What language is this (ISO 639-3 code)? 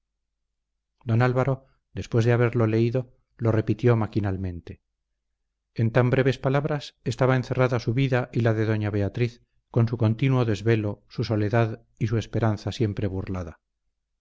spa